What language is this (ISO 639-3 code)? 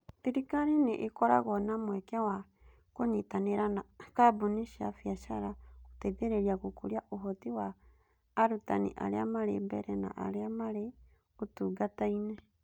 kik